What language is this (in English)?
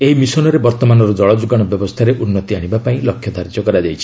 Odia